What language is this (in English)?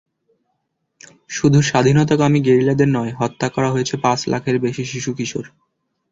Bangla